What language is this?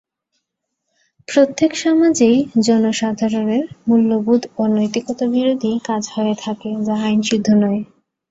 Bangla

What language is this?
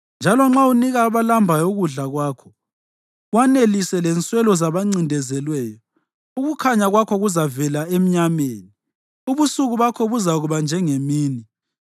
North Ndebele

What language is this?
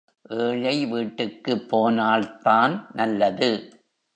Tamil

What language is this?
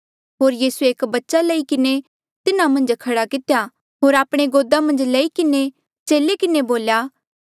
Mandeali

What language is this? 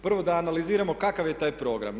Croatian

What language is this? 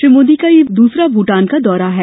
Hindi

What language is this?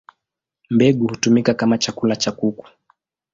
Swahili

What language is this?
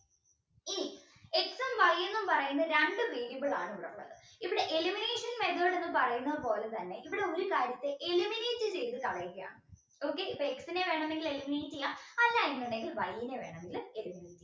Malayalam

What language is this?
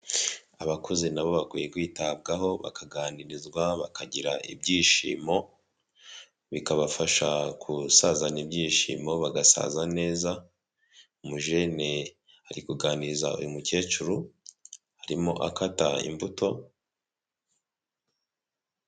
Kinyarwanda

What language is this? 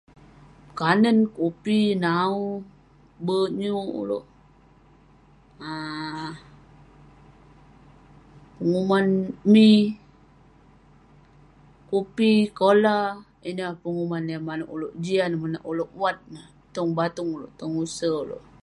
Western Penan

